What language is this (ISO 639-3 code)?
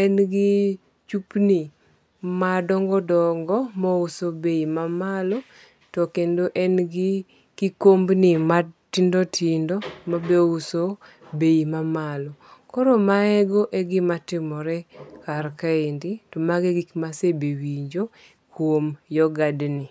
luo